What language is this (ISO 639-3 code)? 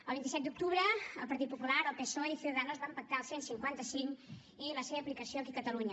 cat